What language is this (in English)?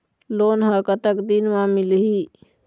Chhattisgarhi